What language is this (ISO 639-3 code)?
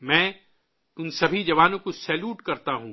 urd